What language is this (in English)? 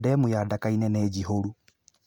Kikuyu